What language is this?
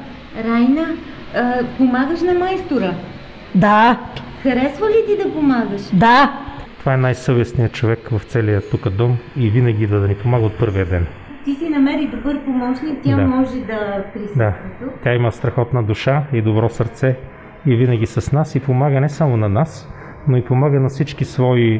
Bulgarian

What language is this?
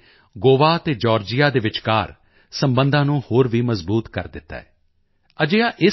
Punjabi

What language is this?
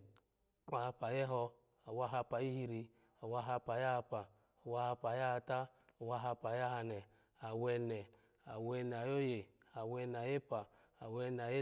Alago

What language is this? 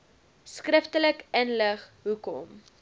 Afrikaans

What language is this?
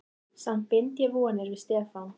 Icelandic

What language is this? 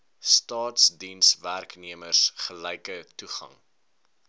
Afrikaans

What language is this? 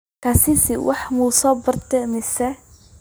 Somali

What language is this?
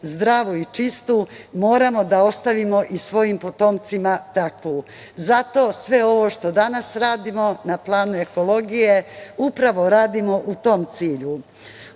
Serbian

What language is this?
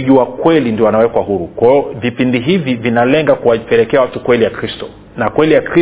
Swahili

